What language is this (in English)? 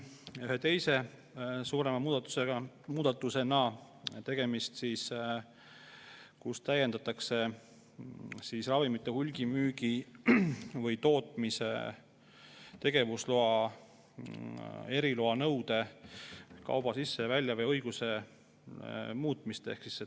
Estonian